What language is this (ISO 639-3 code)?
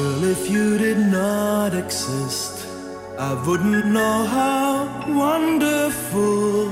kor